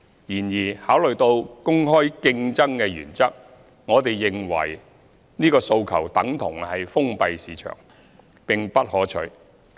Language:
Cantonese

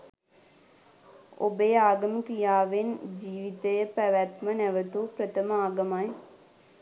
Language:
Sinhala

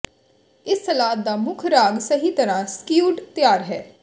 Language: Punjabi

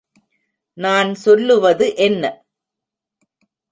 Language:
Tamil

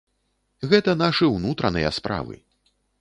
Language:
Belarusian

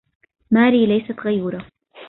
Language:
Arabic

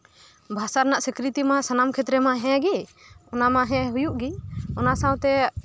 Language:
Santali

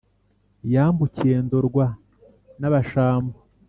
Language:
Kinyarwanda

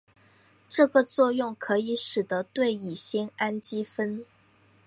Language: Chinese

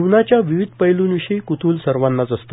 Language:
Marathi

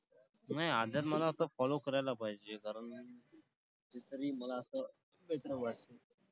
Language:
Marathi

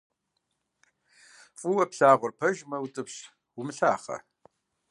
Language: Kabardian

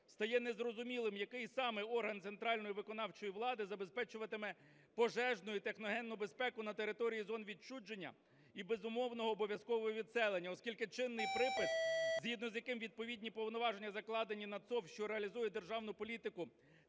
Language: Ukrainian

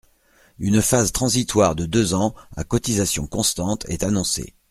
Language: French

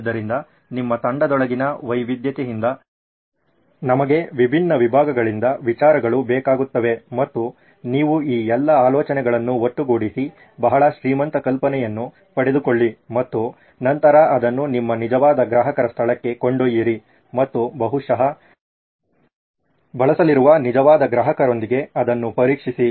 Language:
Kannada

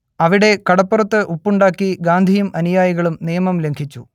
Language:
Malayalam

